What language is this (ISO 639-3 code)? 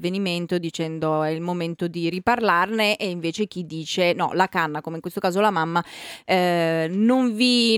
ita